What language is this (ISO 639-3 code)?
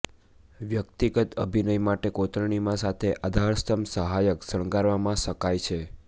guj